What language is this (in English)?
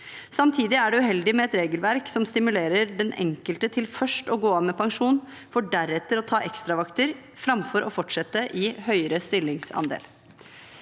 Norwegian